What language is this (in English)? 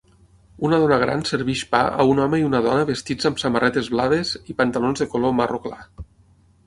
Catalan